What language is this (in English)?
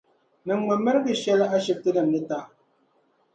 Dagbani